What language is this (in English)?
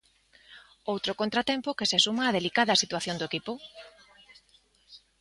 Galician